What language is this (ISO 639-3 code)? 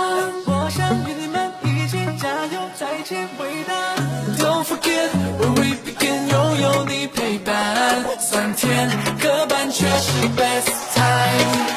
zho